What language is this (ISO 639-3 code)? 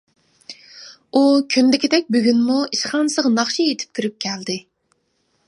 uig